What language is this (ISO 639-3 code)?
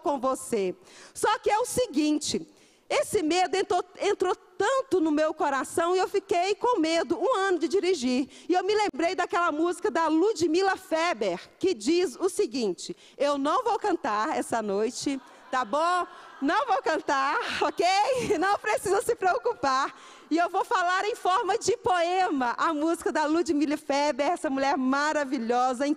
por